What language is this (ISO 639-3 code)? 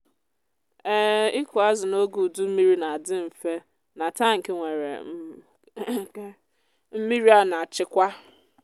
ibo